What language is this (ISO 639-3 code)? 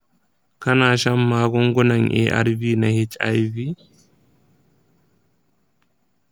hau